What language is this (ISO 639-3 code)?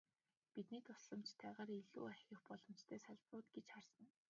mon